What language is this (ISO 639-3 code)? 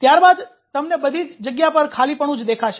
guj